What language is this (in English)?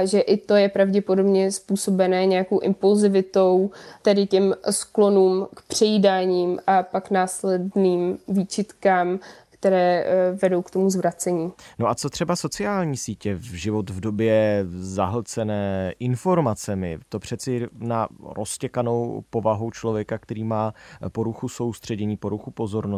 Czech